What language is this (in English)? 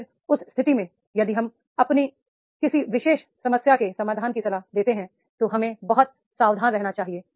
Hindi